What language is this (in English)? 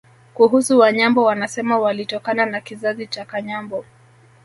Swahili